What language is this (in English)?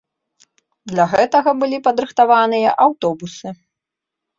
Belarusian